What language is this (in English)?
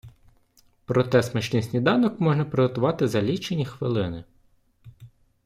Ukrainian